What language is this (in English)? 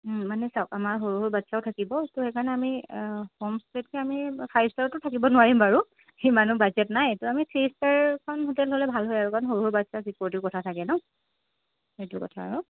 Assamese